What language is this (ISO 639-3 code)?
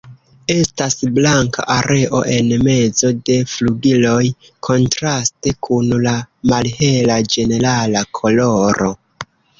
epo